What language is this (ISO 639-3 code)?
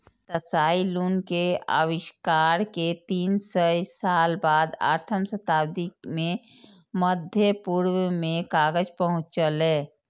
mai